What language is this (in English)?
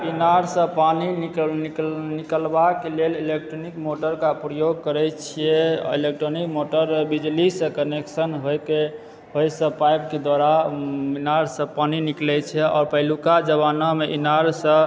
Maithili